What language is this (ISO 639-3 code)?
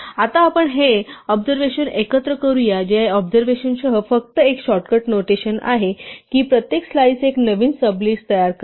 mar